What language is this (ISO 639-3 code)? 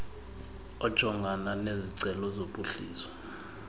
xho